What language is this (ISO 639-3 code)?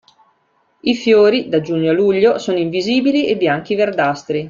ita